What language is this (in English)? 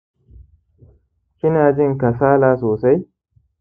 Hausa